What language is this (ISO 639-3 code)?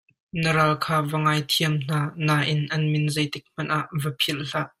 cnh